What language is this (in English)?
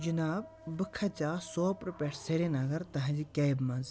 Kashmiri